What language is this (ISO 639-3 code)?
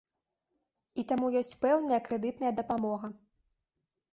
bel